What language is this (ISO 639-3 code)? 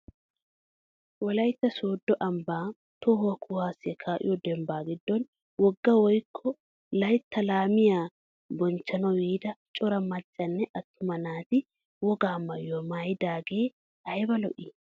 wal